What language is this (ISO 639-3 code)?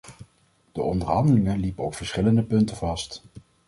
nld